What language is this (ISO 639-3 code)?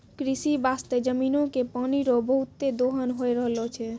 mai